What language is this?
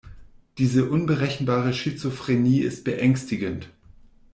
German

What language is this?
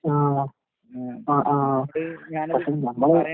Malayalam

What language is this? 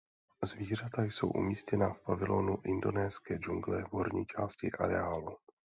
Czech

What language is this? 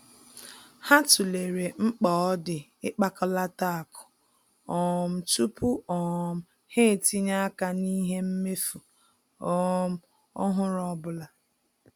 Igbo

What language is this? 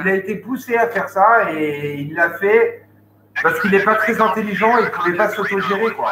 French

